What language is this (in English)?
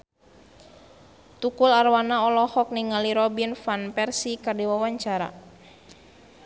Sundanese